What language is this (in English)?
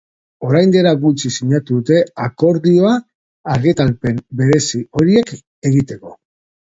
Basque